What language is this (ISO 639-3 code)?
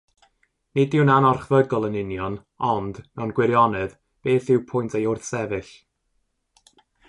cym